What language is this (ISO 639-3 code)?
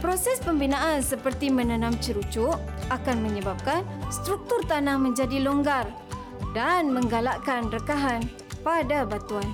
msa